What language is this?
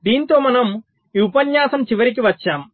Telugu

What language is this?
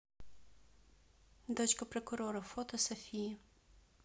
Russian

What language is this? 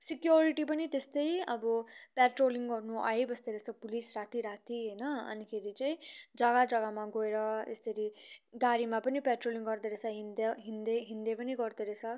Nepali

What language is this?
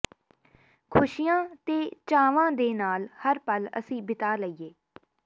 Punjabi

